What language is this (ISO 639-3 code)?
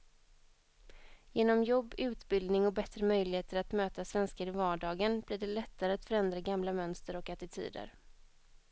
swe